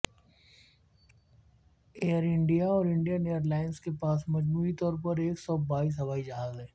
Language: Urdu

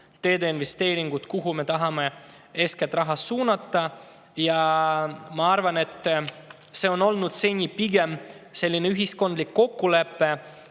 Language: Estonian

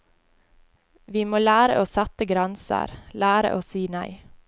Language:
Norwegian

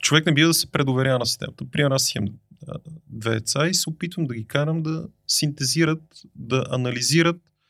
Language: Bulgarian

